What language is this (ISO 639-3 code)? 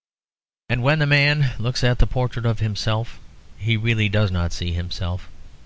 eng